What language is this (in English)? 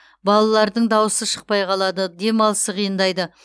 Kazakh